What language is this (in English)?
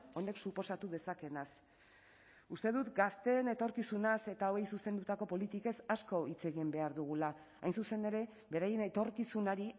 Basque